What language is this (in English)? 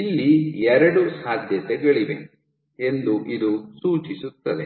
Kannada